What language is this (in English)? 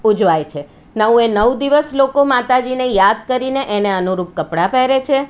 Gujarati